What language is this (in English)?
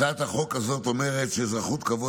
Hebrew